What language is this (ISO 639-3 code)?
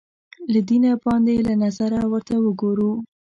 pus